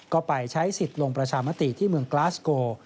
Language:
Thai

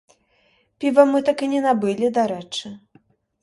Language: Belarusian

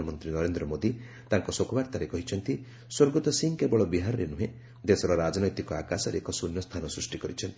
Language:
Odia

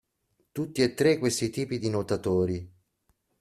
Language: Italian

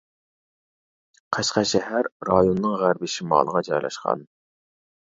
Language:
Uyghur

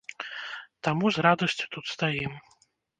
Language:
Belarusian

